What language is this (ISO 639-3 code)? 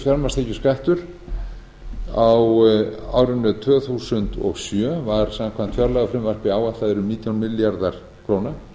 isl